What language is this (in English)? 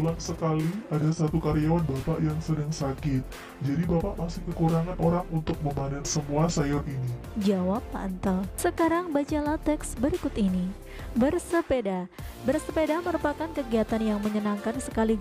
Indonesian